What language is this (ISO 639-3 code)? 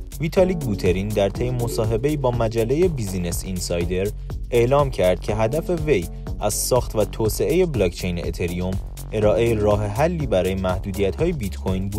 fas